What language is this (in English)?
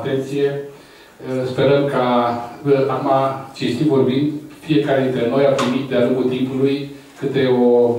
Romanian